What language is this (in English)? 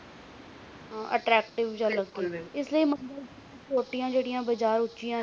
Punjabi